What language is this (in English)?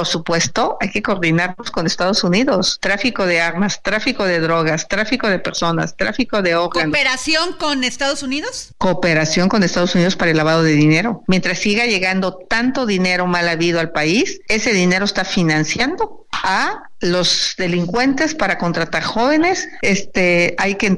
Spanish